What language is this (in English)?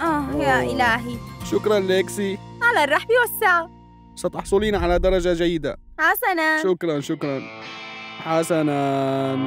Arabic